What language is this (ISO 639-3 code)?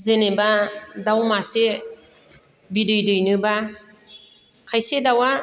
brx